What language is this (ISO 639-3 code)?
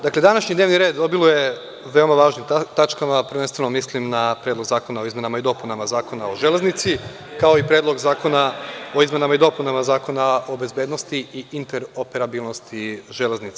srp